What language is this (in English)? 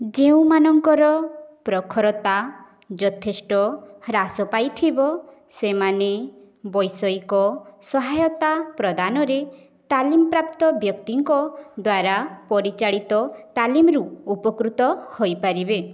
Odia